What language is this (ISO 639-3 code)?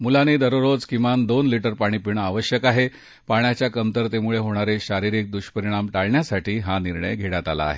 mar